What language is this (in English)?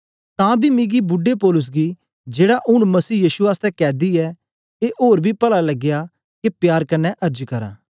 Dogri